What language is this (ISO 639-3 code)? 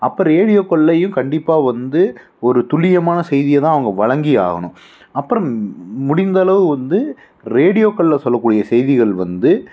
tam